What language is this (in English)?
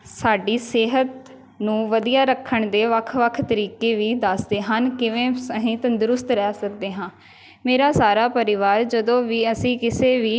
Punjabi